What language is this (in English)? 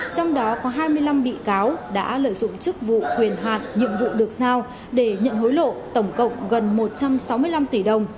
Vietnamese